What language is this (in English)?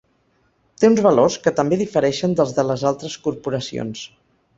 Catalan